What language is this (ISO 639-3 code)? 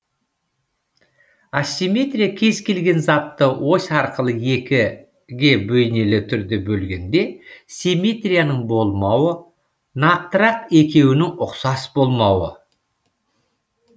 kaz